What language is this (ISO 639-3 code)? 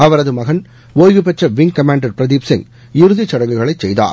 tam